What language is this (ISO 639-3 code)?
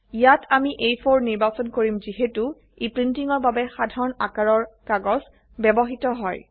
asm